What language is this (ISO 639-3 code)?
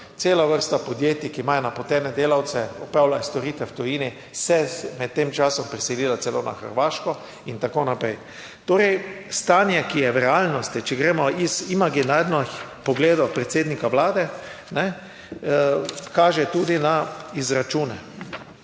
slv